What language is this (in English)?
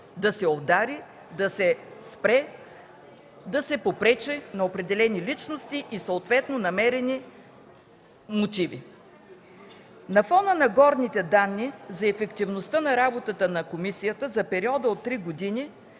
Bulgarian